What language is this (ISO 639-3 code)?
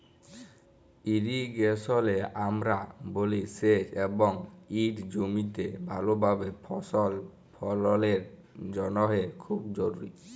ben